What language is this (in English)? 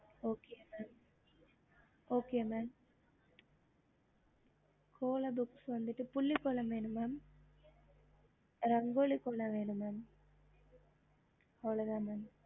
Tamil